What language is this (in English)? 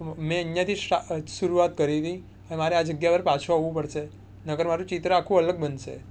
Gujarati